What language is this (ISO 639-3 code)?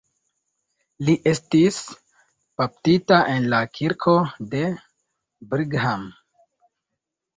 epo